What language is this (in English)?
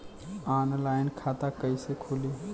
Bhojpuri